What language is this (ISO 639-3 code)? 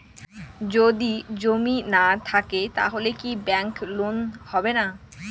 ben